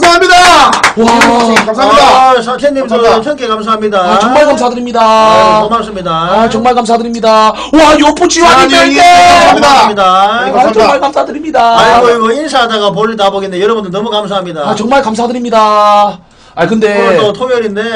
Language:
Korean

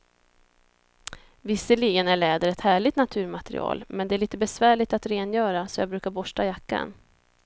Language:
Swedish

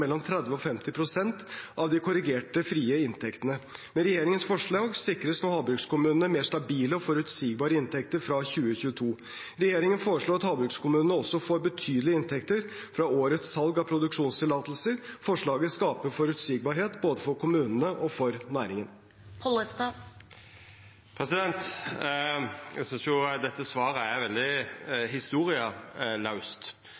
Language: Norwegian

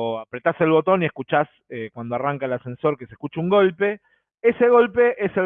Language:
Spanish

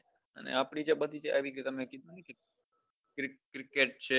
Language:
Gujarati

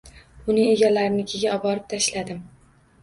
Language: Uzbek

